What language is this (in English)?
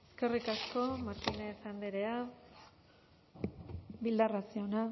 Basque